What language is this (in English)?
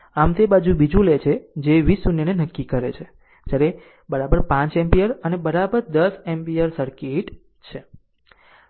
Gujarati